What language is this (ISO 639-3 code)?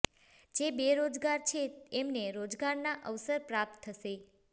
guj